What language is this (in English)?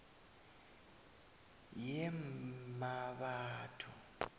South Ndebele